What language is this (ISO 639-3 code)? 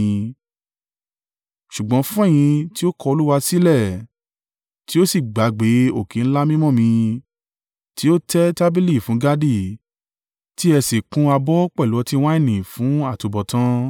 yor